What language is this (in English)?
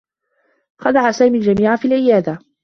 Arabic